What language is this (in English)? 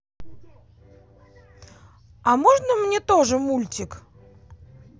Russian